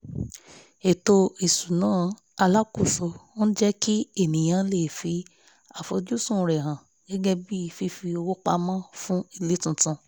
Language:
Yoruba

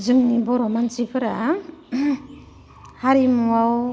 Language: Bodo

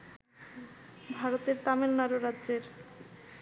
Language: Bangla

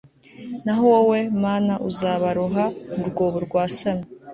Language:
Kinyarwanda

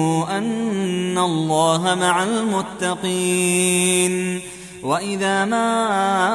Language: Arabic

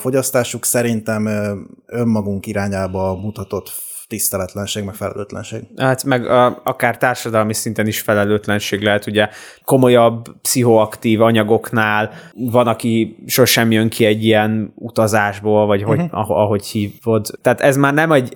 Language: Hungarian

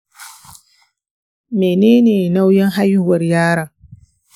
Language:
Hausa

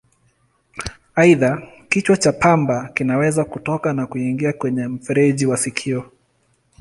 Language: Swahili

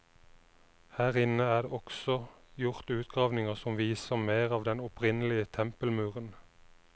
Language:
Norwegian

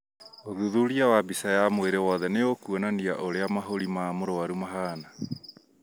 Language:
Kikuyu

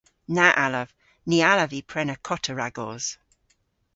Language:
Cornish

